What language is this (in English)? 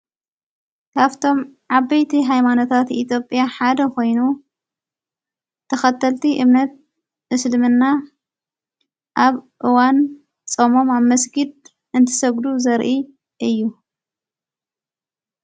Tigrinya